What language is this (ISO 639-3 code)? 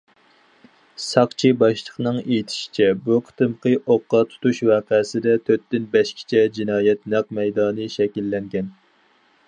uig